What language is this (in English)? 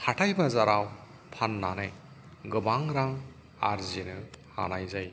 Bodo